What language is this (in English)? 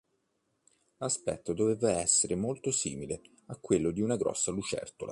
Italian